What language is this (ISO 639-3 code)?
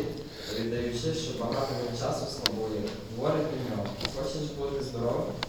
ukr